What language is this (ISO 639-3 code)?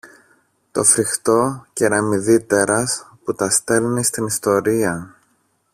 ell